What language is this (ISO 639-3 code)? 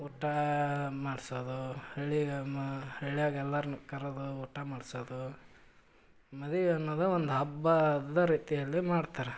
kan